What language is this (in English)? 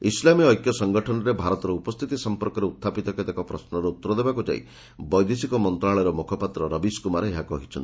Odia